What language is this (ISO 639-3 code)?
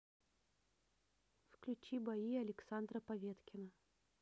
rus